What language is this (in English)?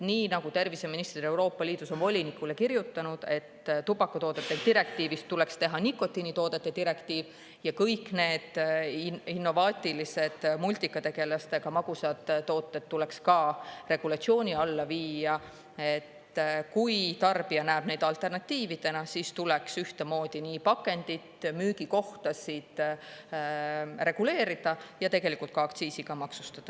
Estonian